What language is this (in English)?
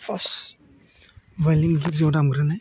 Bodo